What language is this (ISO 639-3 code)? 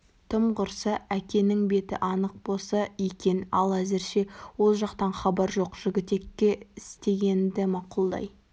kaz